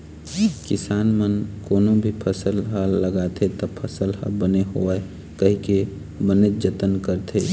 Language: Chhattisgarhi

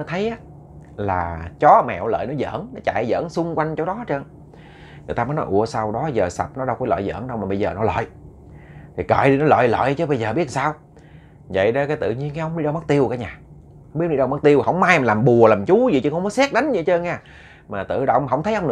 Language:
Vietnamese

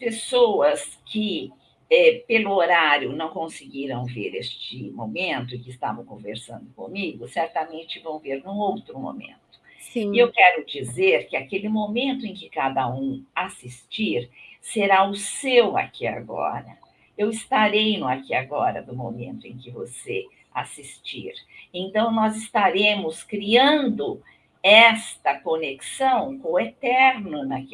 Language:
Portuguese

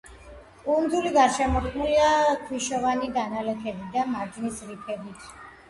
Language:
Georgian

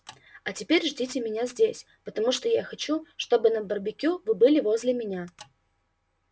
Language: Russian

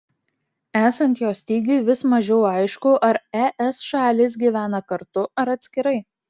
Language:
Lithuanian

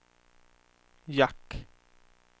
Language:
Swedish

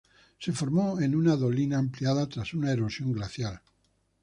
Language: Spanish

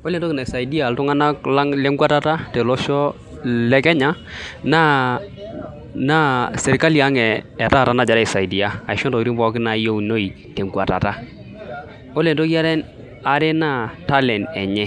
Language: Masai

